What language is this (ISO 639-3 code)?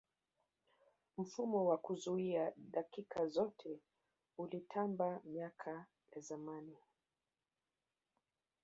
swa